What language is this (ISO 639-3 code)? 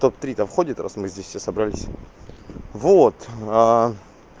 rus